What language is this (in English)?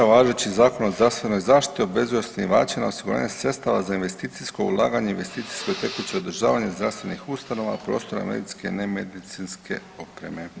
Croatian